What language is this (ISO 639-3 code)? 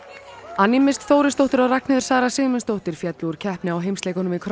isl